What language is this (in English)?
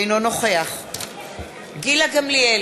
Hebrew